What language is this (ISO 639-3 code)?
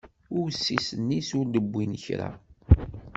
kab